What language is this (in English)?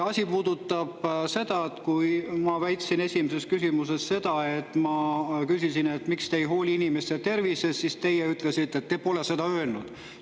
Estonian